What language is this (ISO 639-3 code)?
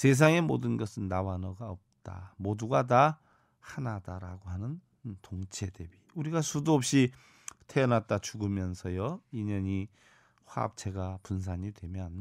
kor